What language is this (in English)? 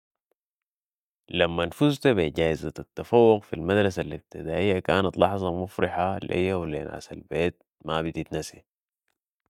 Sudanese Arabic